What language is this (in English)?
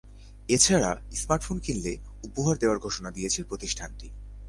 Bangla